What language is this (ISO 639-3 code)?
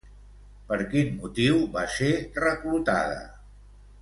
cat